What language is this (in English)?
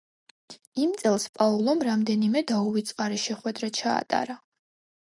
Georgian